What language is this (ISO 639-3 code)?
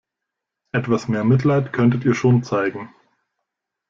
deu